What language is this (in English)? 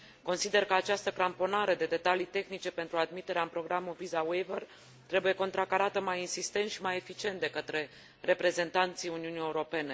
Romanian